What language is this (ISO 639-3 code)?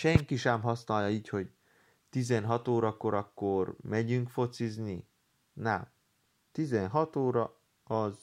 hun